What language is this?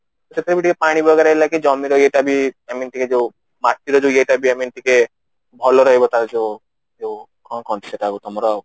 Odia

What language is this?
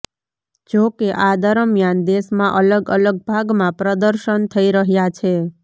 Gujarati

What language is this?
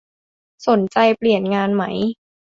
Thai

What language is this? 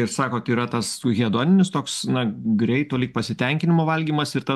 Lithuanian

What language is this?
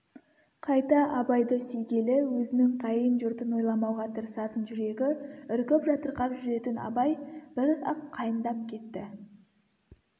Kazakh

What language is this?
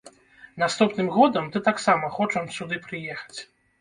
Belarusian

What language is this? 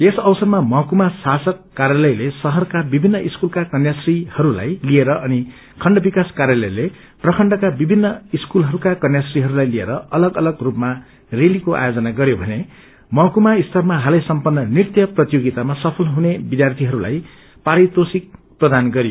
Nepali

